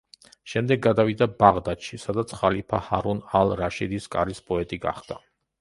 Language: Georgian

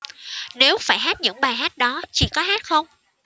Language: Vietnamese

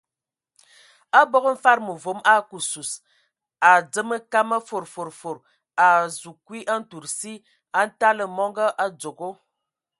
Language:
Ewondo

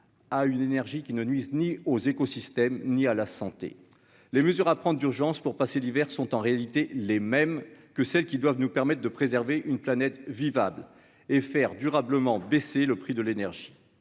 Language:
French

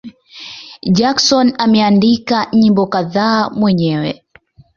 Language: Swahili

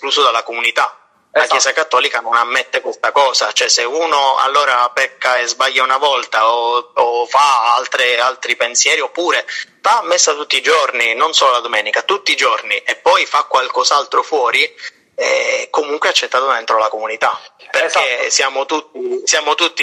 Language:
Italian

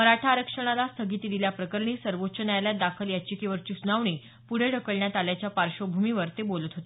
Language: Marathi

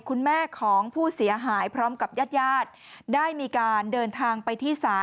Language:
Thai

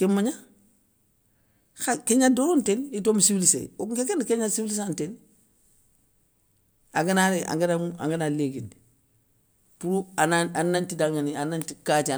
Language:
Soninke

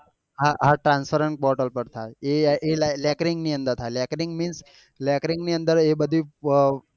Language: Gujarati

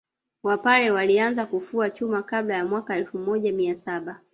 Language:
Swahili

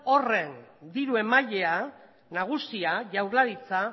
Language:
Basque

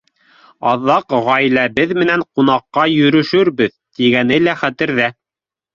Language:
Bashkir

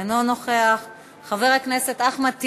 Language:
Hebrew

